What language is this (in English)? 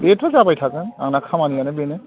Bodo